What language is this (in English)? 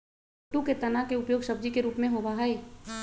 Magahi